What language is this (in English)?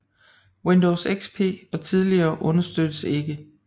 Danish